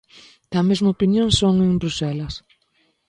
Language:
Galician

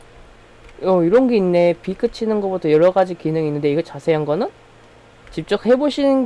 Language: Korean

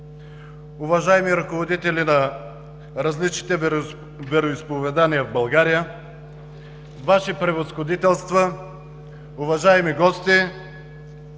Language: Bulgarian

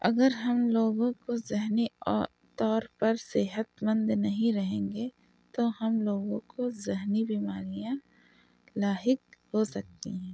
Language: Urdu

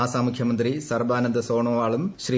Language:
Malayalam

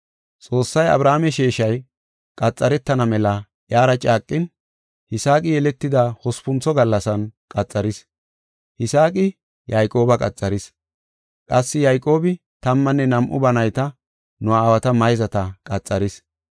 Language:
Gofa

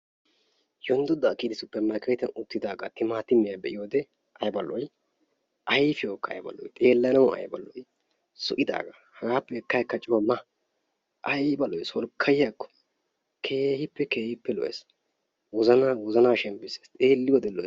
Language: Wolaytta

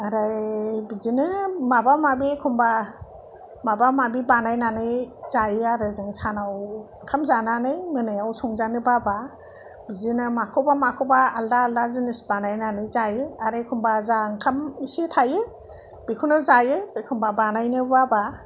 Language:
Bodo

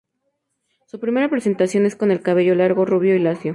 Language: Spanish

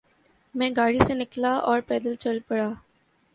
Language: Urdu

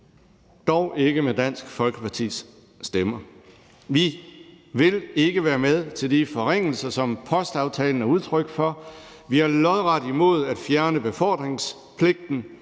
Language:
Danish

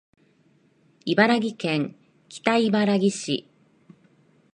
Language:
Japanese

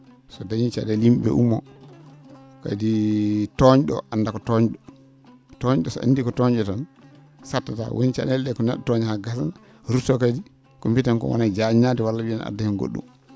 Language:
Fula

